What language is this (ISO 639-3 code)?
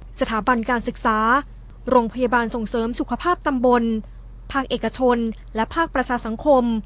tha